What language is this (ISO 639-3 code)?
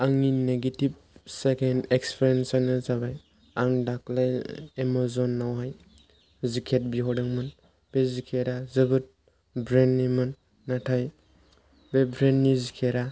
brx